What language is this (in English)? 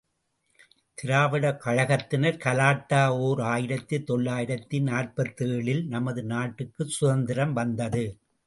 Tamil